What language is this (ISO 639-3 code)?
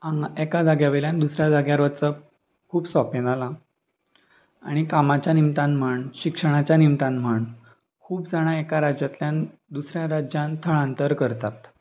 kok